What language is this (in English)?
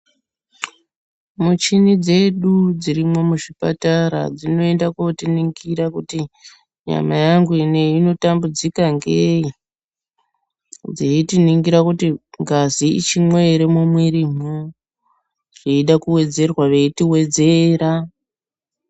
Ndau